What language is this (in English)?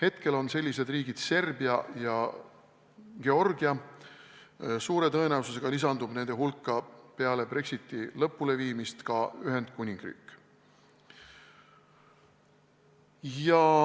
Estonian